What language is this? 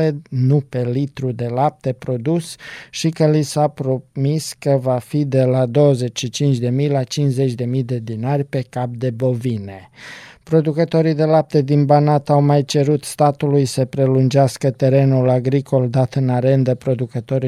Romanian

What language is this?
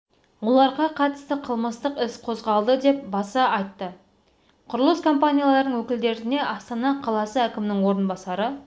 Kazakh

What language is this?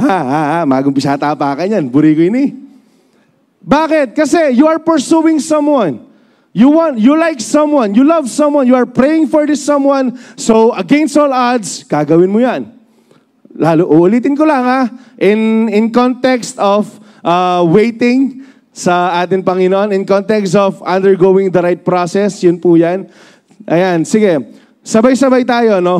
Filipino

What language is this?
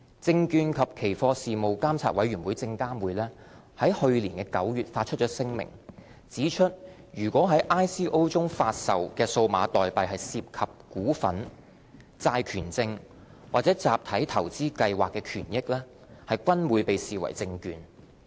Cantonese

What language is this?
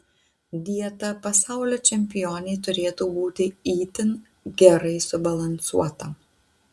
Lithuanian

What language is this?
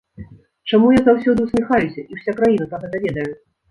Belarusian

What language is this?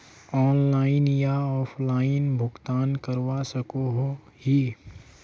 Magahi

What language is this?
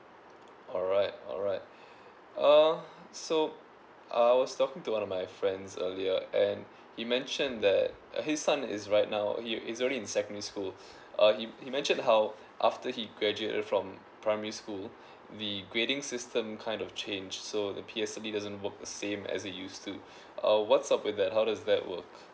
English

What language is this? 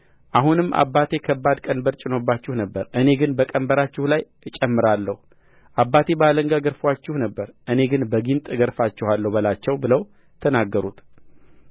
Amharic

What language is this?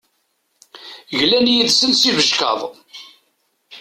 Kabyle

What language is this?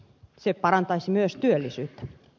Finnish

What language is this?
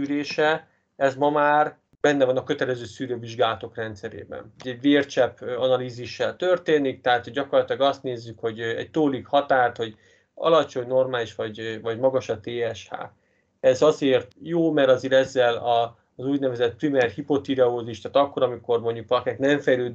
Hungarian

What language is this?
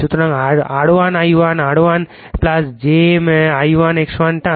Bangla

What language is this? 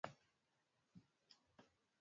Swahili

